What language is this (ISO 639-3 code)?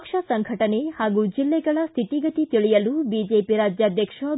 kan